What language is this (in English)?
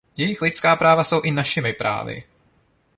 Czech